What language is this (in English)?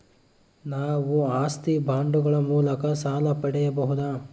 Kannada